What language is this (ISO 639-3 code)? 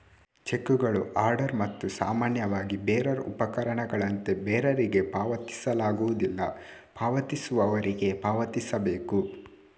kan